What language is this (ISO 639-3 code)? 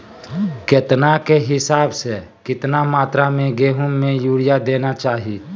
mag